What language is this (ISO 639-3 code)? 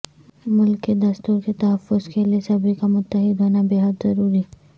urd